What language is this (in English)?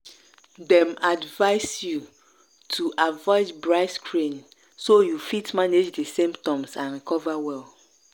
Nigerian Pidgin